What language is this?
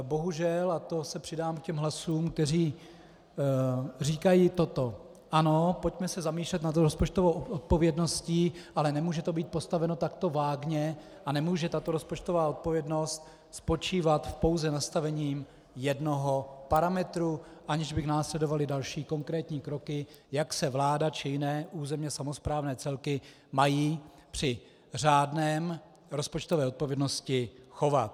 Czech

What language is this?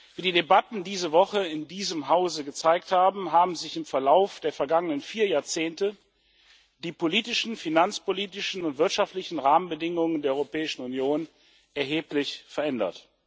German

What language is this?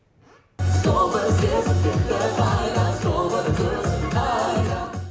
Kazakh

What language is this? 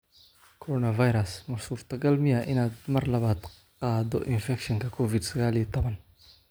Somali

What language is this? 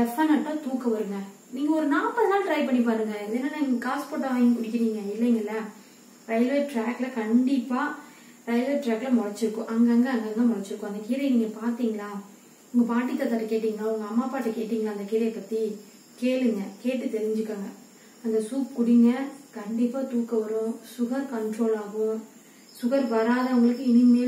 Italian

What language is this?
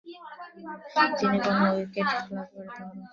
Bangla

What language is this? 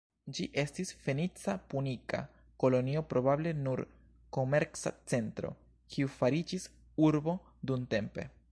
Esperanto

